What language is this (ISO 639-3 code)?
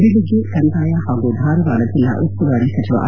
kan